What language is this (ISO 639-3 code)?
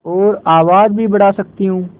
hin